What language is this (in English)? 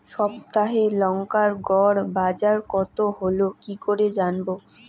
Bangla